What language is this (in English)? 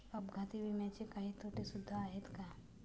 Marathi